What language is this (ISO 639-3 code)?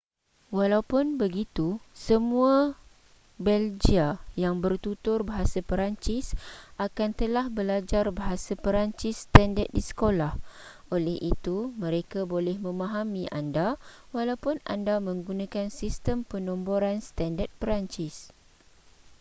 msa